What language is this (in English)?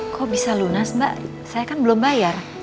Indonesian